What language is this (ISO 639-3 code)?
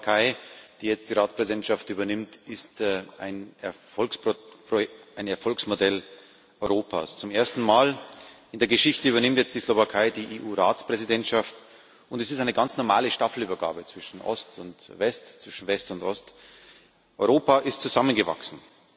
deu